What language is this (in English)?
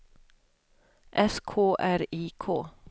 Swedish